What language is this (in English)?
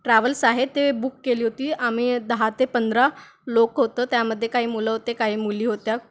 Marathi